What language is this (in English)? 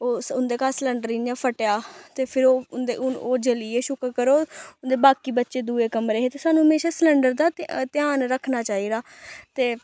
Dogri